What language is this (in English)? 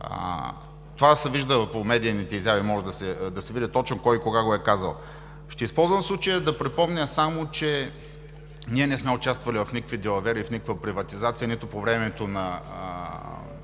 Bulgarian